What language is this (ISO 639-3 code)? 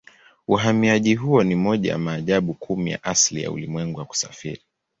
swa